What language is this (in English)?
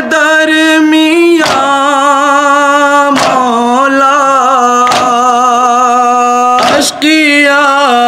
Hindi